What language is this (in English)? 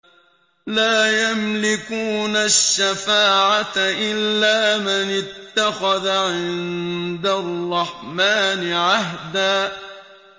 Arabic